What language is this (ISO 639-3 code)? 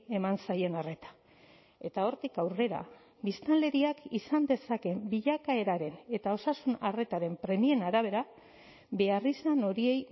eus